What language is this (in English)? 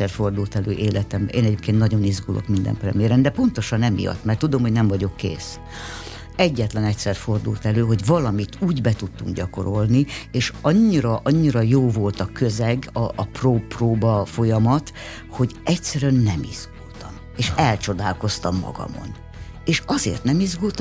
Hungarian